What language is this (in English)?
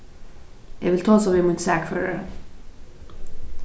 Faroese